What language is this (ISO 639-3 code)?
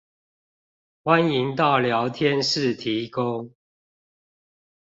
zho